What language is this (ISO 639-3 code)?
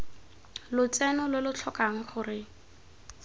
tsn